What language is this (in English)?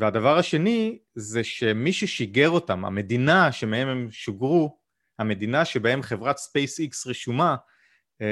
Hebrew